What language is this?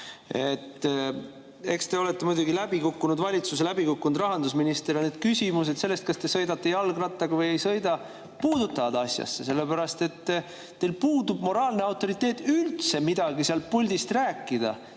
Estonian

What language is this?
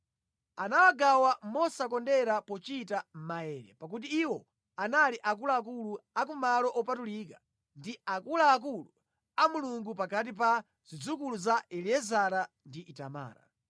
Nyanja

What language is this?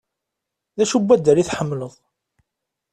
Kabyle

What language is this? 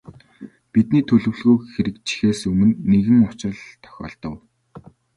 Mongolian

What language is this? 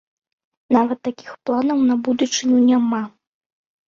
Belarusian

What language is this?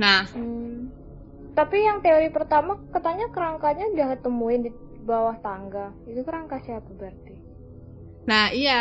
Indonesian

